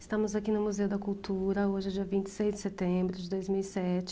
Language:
Portuguese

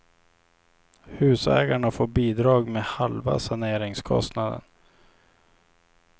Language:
Swedish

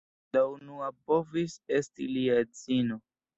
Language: Esperanto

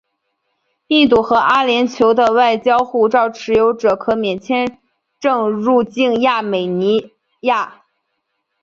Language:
Chinese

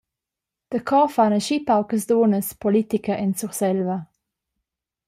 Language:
Romansh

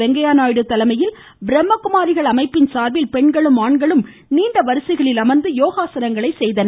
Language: Tamil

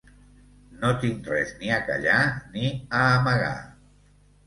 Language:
Catalan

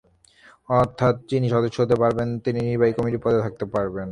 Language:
Bangla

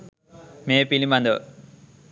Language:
Sinhala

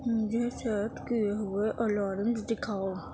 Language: Urdu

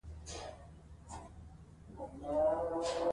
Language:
Pashto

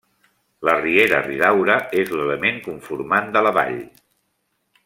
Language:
Catalan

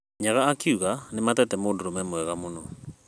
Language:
Kikuyu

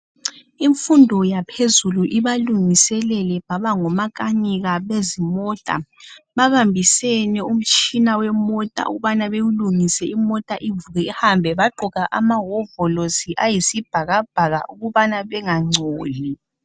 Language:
North Ndebele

